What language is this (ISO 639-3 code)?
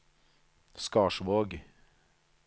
nor